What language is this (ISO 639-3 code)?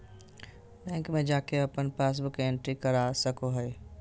mag